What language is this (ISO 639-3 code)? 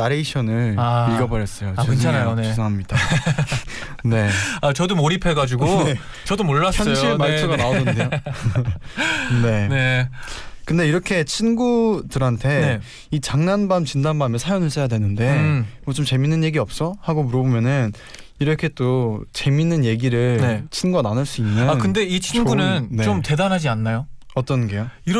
kor